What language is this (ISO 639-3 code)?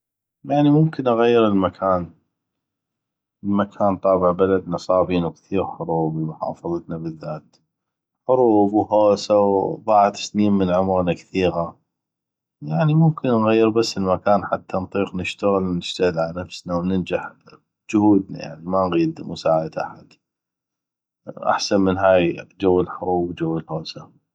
ayp